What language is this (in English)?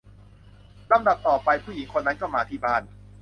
Thai